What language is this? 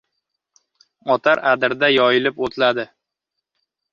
Uzbek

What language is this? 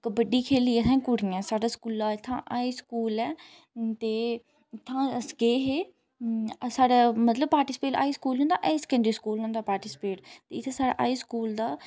Dogri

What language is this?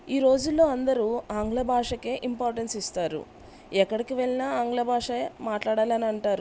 Telugu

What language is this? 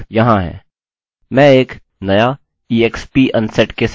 Hindi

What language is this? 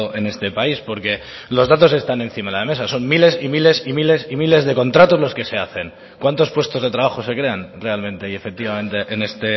Spanish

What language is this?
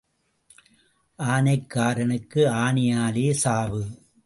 Tamil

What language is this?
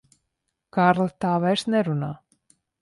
Latvian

